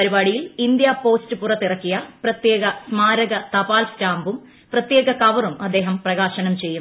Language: Malayalam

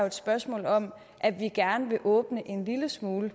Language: Danish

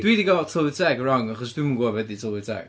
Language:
Welsh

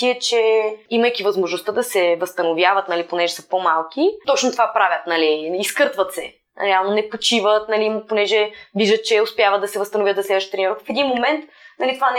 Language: Bulgarian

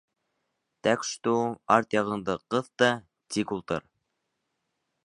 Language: Bashkir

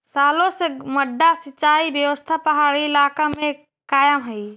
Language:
Magahi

